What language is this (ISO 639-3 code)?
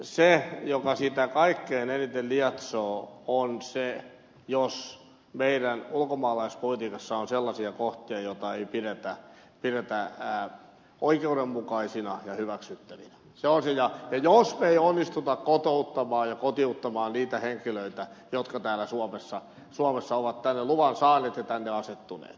fin